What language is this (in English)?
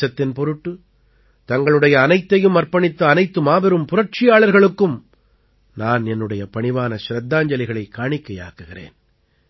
Tamil